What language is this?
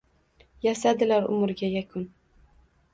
Uzbek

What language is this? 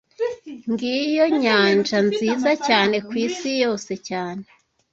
Kinyarwanda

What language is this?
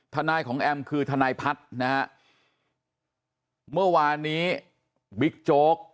Thai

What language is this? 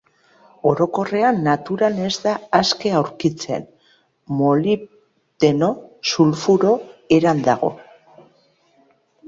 Basque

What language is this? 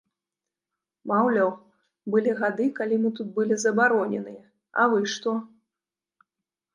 Belarusian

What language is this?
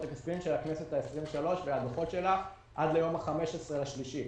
Hebrew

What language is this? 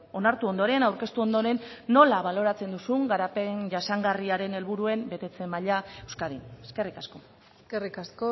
Basque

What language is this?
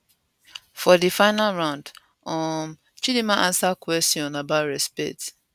Nigerian Pidgin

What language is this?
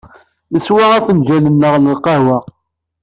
Kabyle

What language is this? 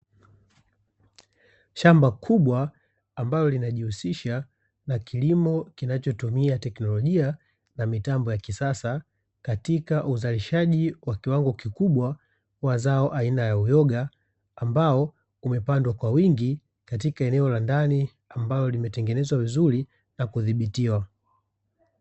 Swahili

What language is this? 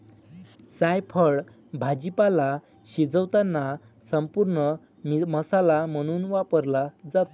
Marathi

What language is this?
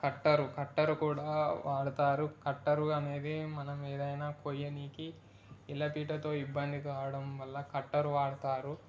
Telugu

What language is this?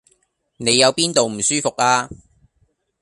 Cantonese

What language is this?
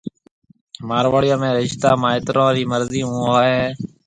Marwari (Pakistan)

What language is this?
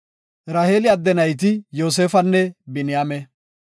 Gofa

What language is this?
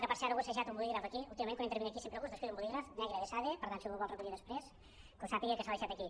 Catalan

